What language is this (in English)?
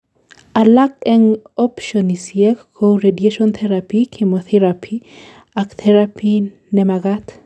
Kalenjin